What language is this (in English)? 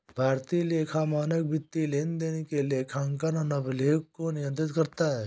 Hindi